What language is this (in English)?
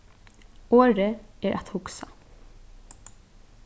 Faroese